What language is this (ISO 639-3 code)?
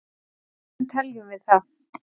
isl